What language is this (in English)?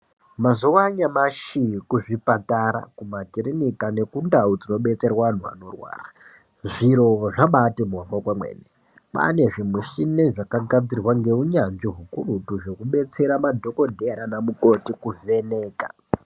Ndau